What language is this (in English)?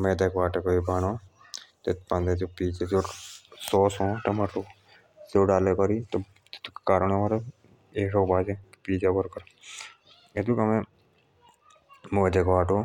Jaunsari